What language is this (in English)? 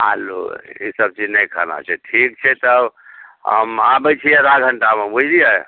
Maithili